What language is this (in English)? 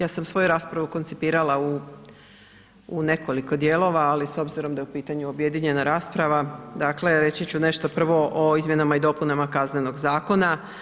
Croatian